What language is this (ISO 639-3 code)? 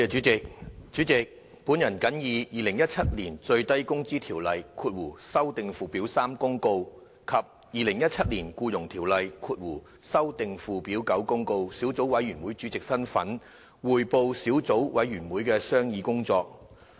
yue